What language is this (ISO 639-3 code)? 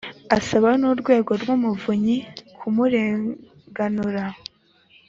kin